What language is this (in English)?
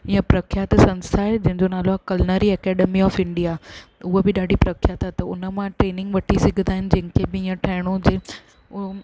Sindhi